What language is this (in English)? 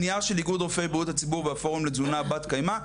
Hebrew